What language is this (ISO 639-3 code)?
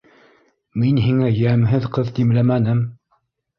bak